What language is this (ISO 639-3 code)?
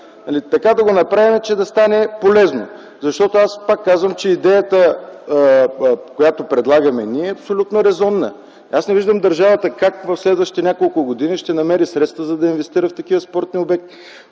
bul